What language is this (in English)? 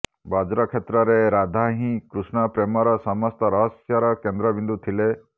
Odia